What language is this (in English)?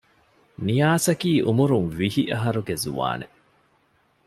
Divehi